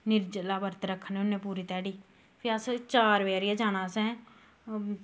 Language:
Dogri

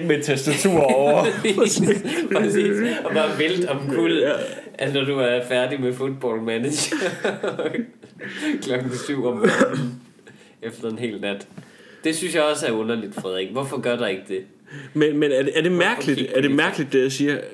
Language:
Danish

